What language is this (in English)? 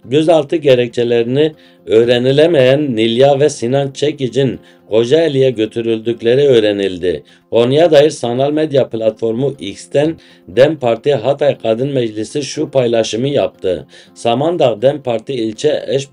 Turkish